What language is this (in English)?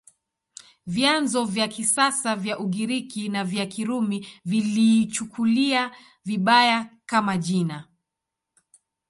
Swahili